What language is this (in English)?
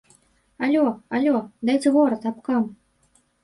Belarusian